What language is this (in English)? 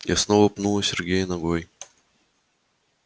Russian